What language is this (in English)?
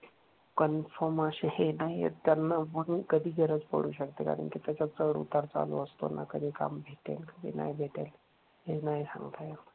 Marathi